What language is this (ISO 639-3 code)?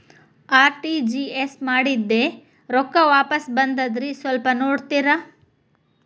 kan